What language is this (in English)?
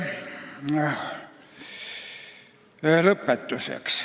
Estonian